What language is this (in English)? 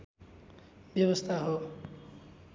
Nepali